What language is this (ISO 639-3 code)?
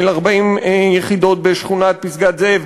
heb